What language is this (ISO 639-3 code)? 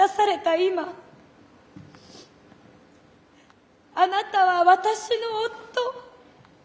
jpn